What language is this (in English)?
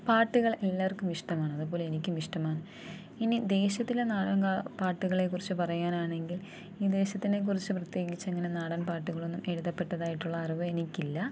Malayalam